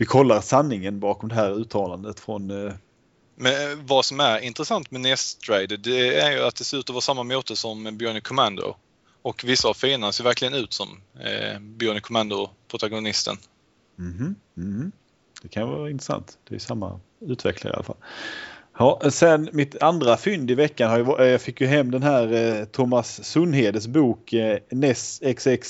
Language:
Swedish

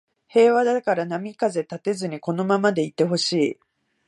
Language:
Japanese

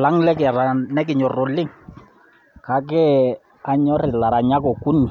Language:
Masai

